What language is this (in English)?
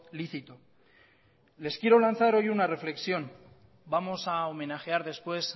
Spanish